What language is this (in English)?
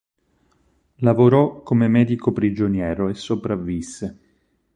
Italian